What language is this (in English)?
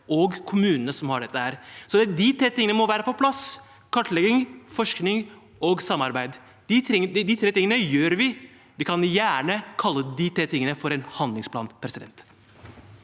Norwegian